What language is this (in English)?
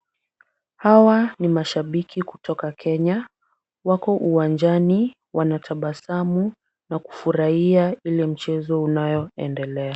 Swahili